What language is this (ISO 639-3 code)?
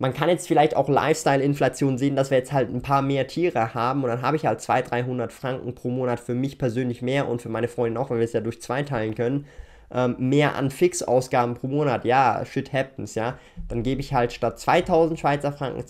deu